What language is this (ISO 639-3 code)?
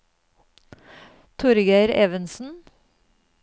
nor